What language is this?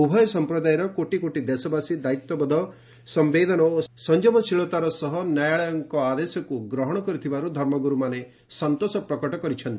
Odia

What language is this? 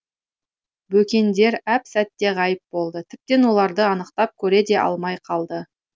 Kazakh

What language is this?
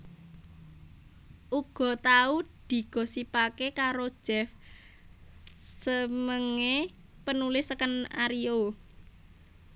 Javanese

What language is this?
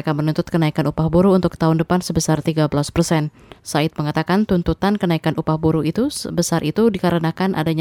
Indonesian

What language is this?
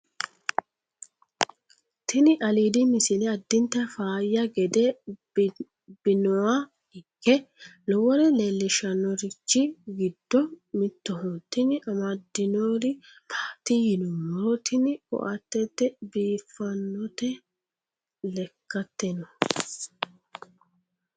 Sidamo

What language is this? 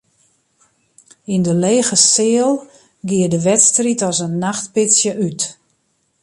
Western Frisian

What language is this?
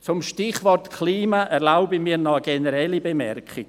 Swiss German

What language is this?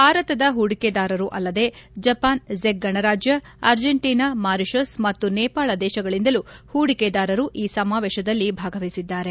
Kannada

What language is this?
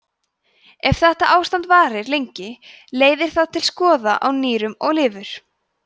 Icelandic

